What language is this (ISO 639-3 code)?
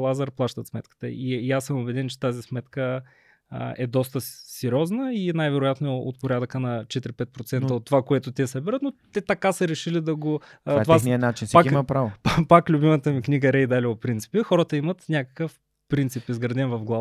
bul